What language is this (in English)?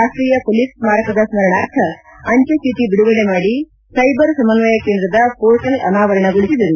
Kannada